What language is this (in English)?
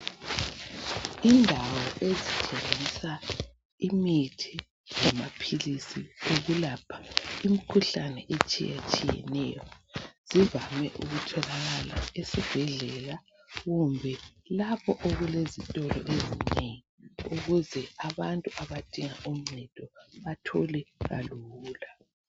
North Ndebele